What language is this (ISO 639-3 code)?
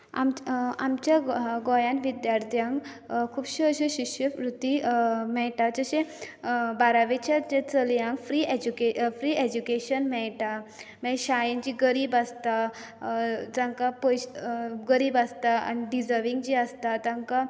kok